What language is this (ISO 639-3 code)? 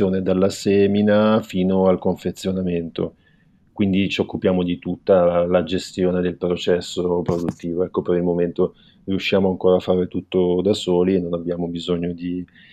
ita